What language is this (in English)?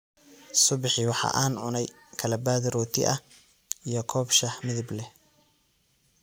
Somali